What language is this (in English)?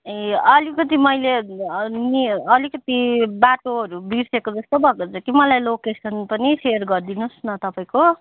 Nepali